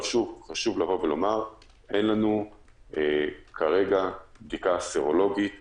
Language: Hebrew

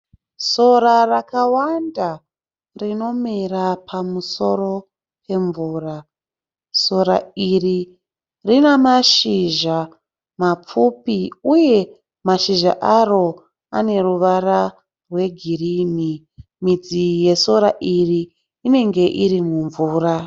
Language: Shona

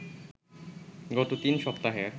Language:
Bangla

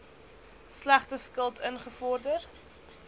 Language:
Afrikaans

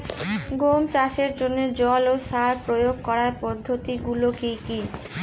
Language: Bangla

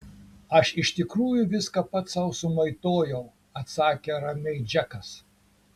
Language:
Lithuanian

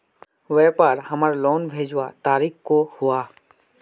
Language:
Magahi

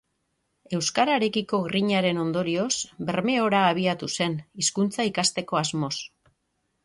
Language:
Basque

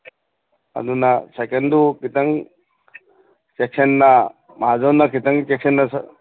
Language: Manipuri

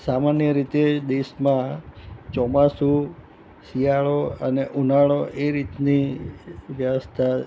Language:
Gujarati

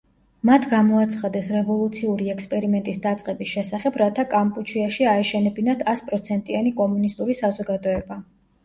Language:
Georgian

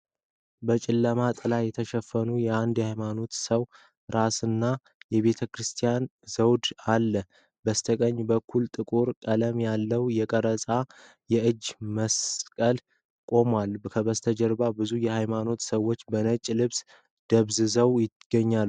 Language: Amharic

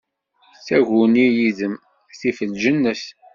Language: Kabyle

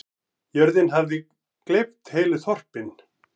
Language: Icelandic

